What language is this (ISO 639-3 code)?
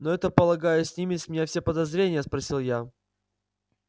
rus